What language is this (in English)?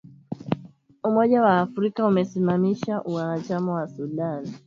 Swahili